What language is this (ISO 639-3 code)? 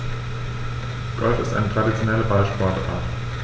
deu